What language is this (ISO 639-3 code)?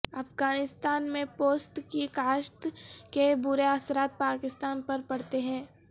urd